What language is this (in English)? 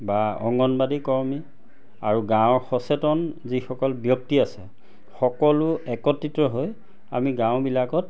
Assamese